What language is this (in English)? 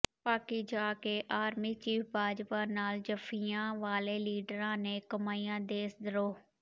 Punjabi